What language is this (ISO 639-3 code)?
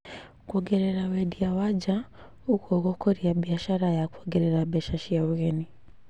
kik